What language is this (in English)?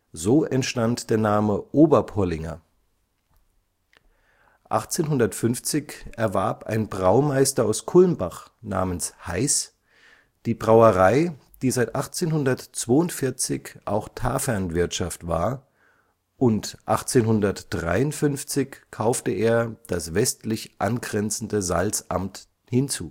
German